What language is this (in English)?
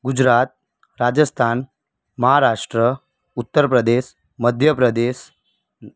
Gujarati